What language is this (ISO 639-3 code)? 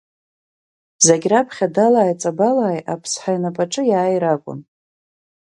abk